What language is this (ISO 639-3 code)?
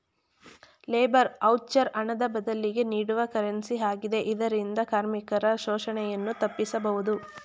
kan